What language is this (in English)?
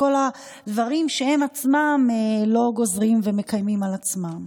Hebrew